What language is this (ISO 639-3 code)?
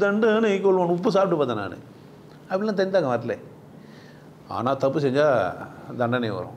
tam